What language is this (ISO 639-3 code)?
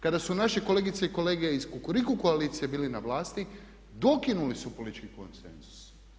hrv